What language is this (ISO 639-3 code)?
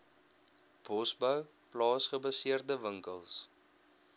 afr